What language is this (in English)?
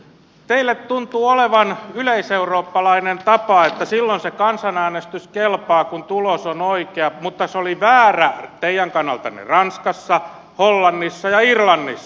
Finnish